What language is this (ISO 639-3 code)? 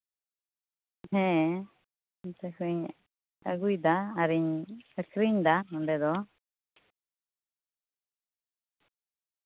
sat